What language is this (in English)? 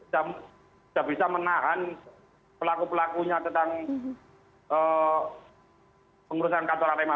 Indonesian